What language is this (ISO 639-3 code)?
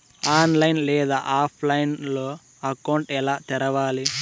tel